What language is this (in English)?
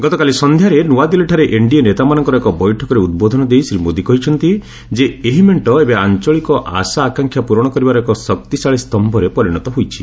Odia